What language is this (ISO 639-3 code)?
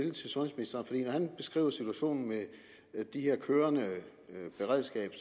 dan